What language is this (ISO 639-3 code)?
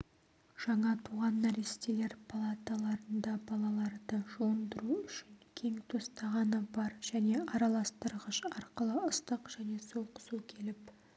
kaz